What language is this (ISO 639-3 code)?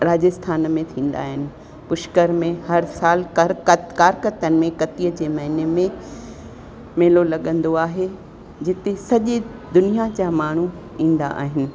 snd